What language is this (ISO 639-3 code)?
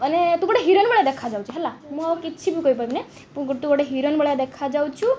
ori